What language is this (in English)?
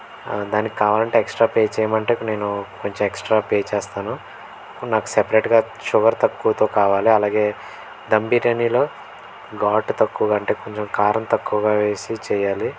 Telugu